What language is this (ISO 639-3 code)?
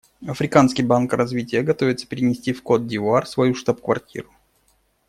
rus